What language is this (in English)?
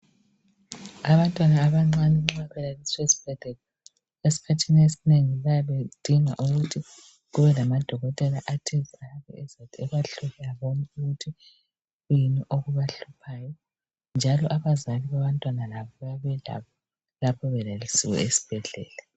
North Ndebele